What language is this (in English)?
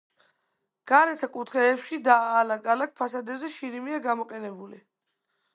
Georgian